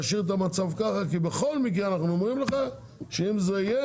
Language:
Hebrew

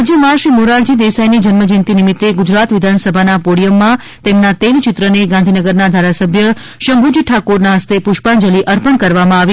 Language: Gujarati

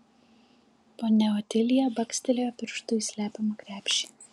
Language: Lithuanian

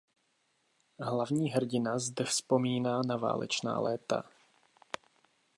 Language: Czech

